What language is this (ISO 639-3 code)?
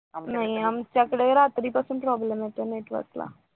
mar